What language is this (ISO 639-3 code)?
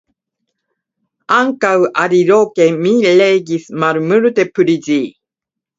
epo